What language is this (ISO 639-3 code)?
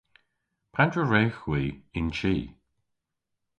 cor